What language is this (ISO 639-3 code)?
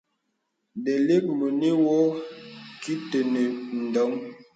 beb